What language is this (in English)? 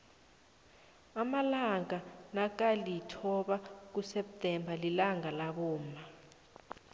South Ndebele